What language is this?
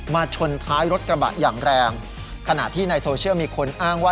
Thai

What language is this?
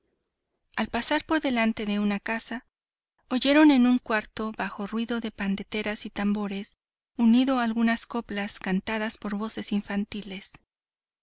Spanish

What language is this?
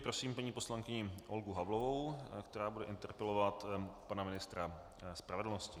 Czech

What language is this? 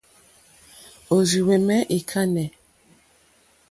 Mokpwe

